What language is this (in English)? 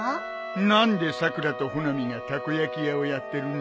Japanese